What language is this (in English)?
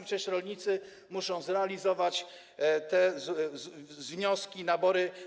Polish